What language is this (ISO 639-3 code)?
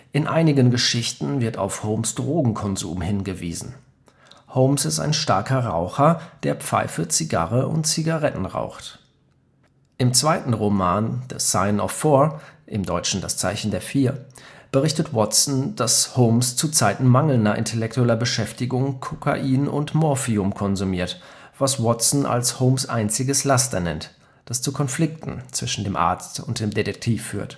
deu